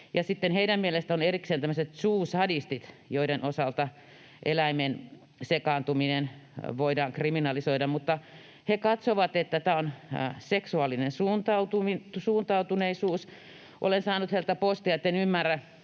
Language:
Finnish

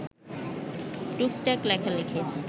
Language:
Bangla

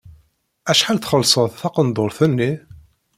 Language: Kabyle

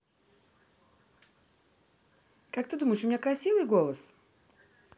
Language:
Russian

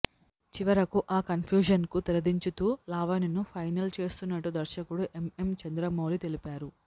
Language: Telugu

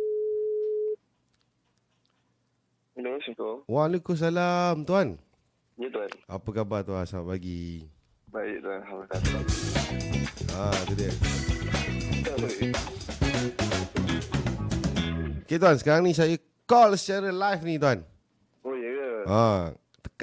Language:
Malay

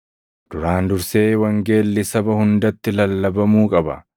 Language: Oromo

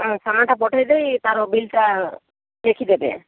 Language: Odia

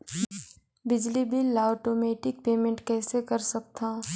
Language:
Chhattisgarhi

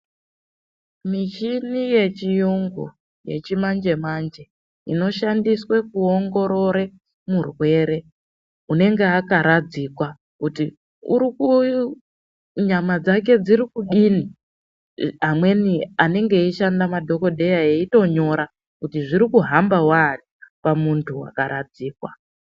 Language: Ndau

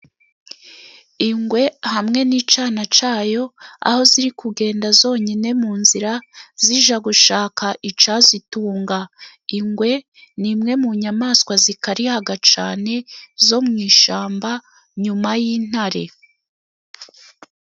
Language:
Kinyarwanda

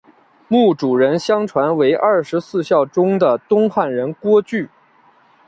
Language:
Chinese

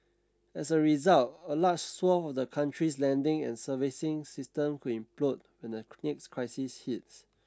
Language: English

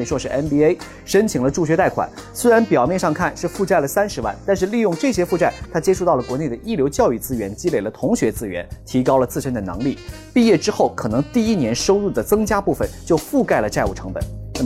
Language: Chinese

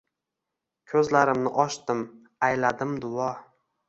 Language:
Uzbek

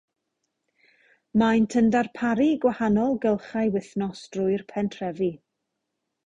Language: Welsh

